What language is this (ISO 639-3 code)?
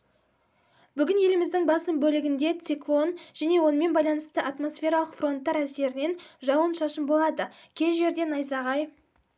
kaz